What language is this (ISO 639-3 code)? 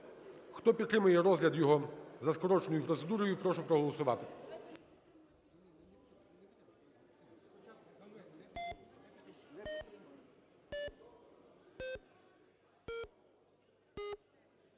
ukr